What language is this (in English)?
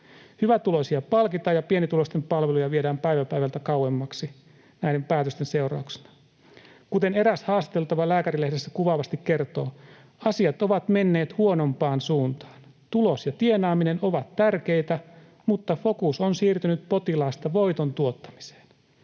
Finnish